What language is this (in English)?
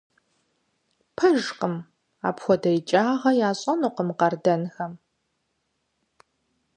Kabardian